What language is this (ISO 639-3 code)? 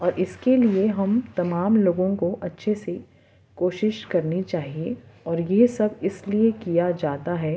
urd